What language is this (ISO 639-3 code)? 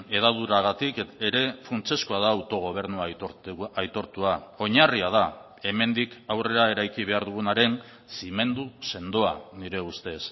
eus